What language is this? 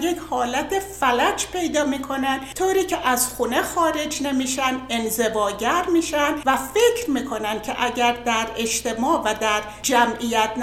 Persian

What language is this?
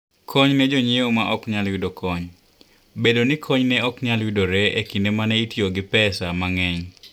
Luo (Kenya and Tanzania)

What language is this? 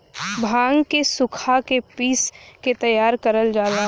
Bhojpuri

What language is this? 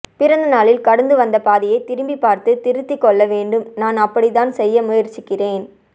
Tamil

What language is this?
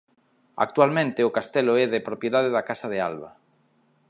Galician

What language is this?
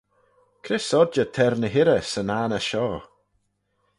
Manx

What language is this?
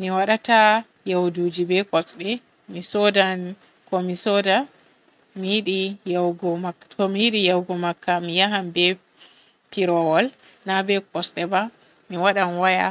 Borgu Fulfulde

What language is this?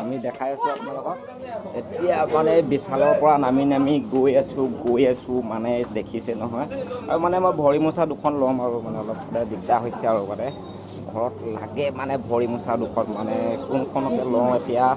Assamese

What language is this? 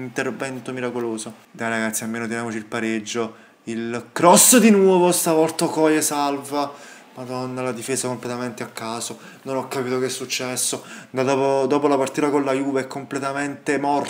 Italian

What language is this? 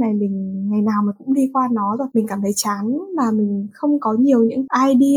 Vietnamese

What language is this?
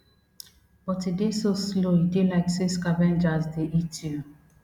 Nigerian Pidgin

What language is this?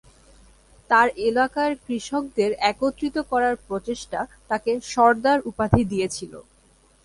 Bangla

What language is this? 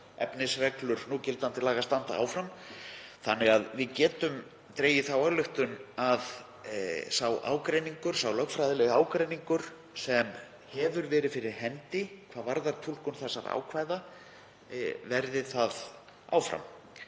Icelandic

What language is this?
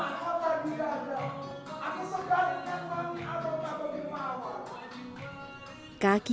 Indonesian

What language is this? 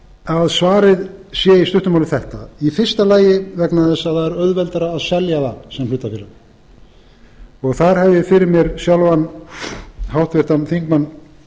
Icelandic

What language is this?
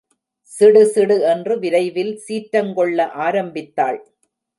Tamil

